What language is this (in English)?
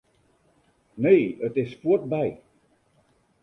Western Frisian